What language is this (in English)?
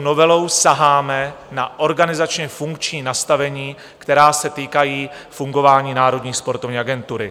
Czech